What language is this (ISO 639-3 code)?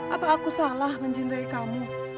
ind